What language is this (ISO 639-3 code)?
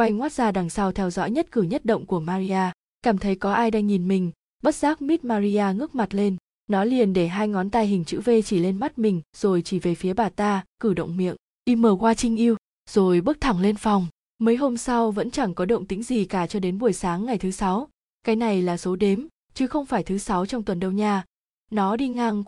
vie